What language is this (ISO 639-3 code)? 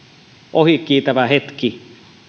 fin